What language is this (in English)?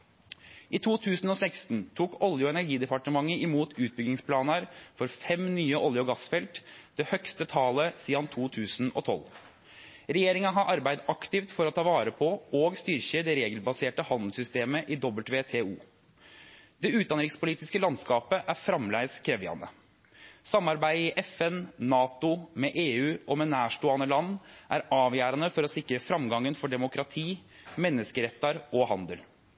Norwegian Nynorsk